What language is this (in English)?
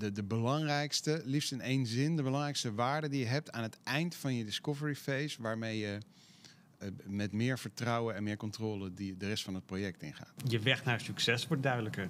Dutch